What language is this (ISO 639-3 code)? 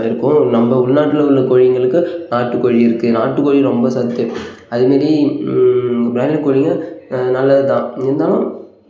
tam